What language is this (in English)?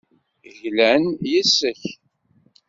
Kabyle